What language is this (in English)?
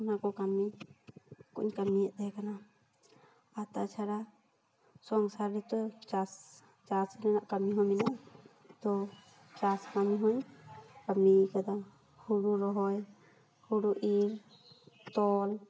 Santali